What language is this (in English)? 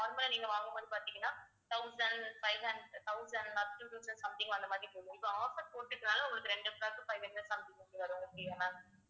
Tamil